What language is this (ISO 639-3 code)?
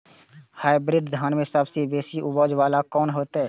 mai